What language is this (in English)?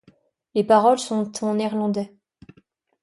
French